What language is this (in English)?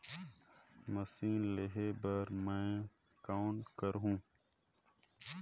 Chhattisgarhi